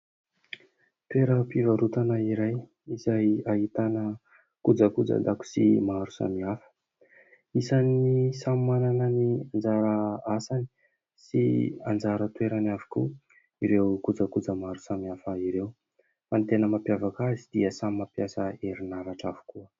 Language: Malagasy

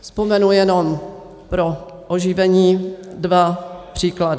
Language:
Czech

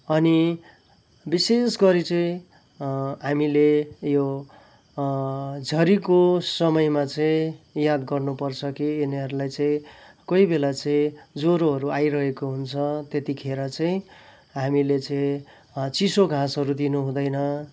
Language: Nepali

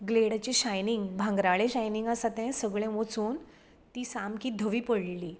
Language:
Konkani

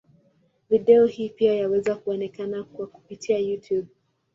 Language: Swahili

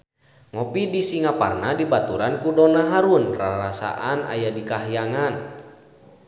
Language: Sundanese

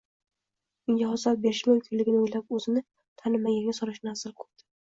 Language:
Uzbek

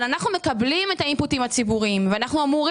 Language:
Hebrew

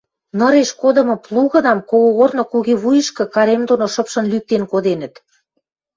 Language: Western Mari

